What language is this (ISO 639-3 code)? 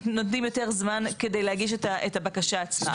heb